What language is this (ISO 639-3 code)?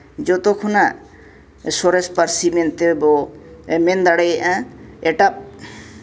sat